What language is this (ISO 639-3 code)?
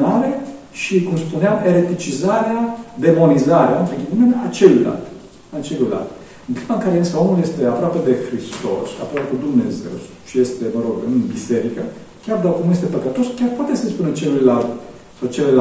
ron